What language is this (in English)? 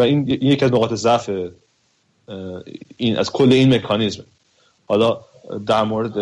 Persian